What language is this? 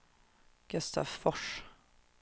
Swedish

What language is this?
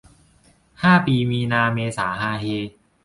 Thai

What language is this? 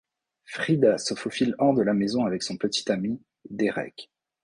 French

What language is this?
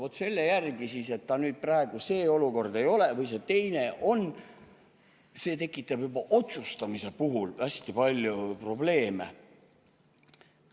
Estonian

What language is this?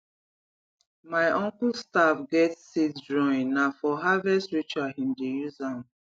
Nigerian Pidgin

